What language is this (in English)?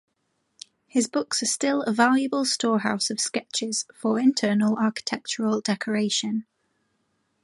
English